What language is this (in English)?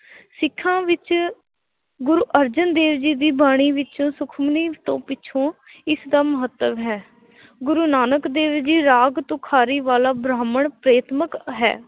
Punjabi